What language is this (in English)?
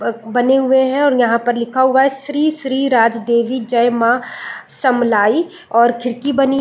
Hindi